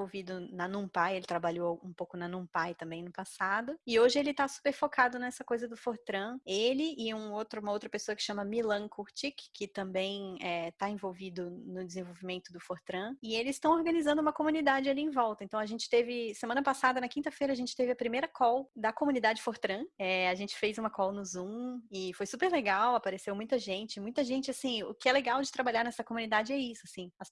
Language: Portuguese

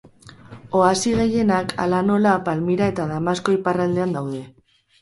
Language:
Basque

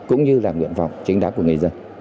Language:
Vietnamese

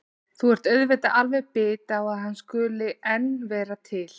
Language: Icelandic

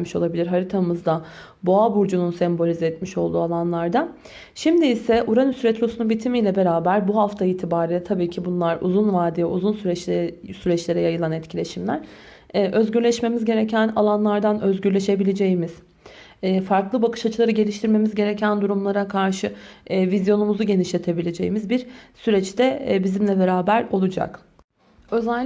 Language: Turkish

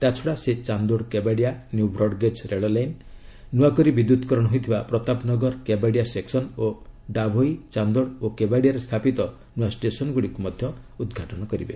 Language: Odia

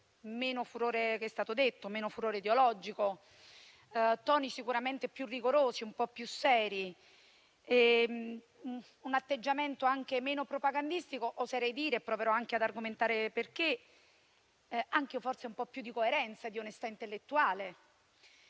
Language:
Italian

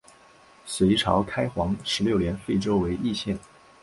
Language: Chinese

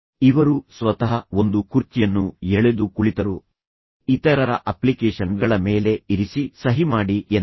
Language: Kannada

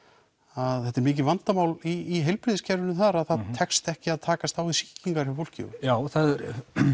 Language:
Icelandic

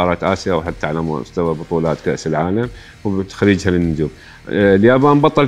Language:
Arabic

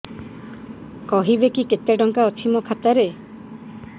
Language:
Odia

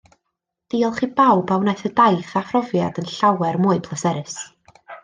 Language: Welsh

